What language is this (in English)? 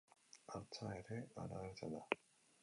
Basque